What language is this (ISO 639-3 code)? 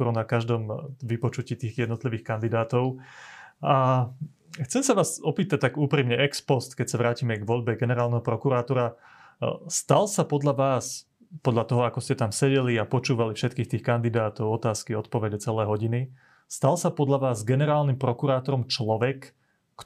slk